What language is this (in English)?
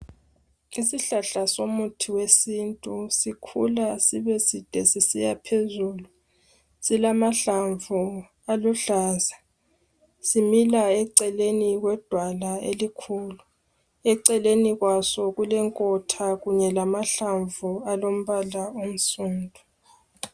North Ndebele